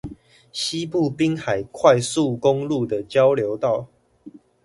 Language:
Chinese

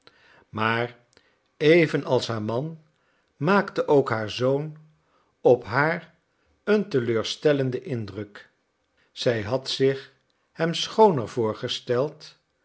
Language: Dutch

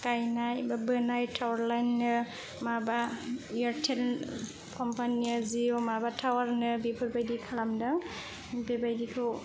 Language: Bodo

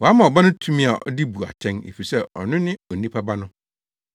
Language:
Akan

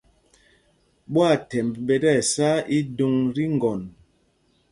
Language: Mpumpong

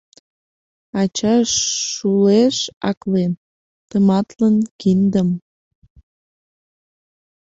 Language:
Mari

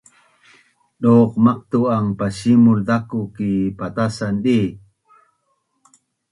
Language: Bunun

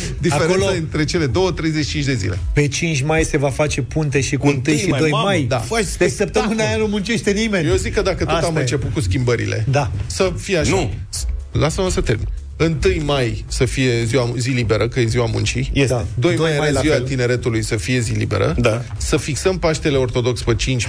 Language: Romanian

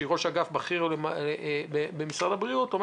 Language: Hebrew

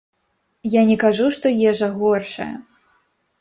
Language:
Belarusian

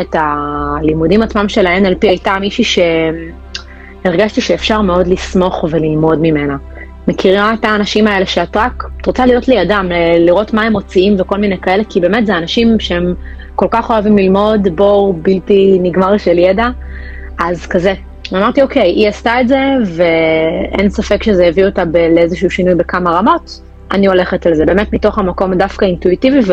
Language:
Hebrew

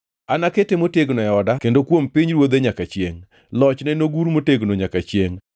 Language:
Luo (Kenya and Tanzania)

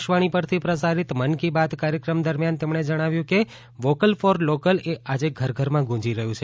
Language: Gujarati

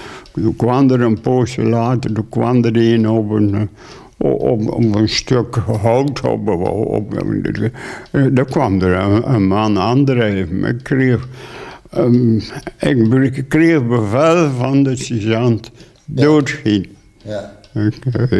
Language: Dutch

